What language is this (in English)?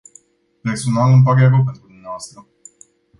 Romanian